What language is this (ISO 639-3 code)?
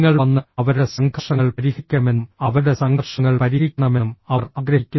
mal